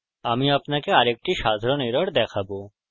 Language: Bangla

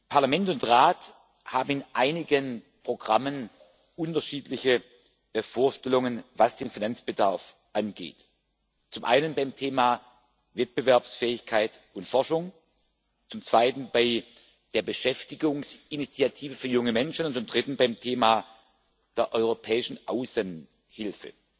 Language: German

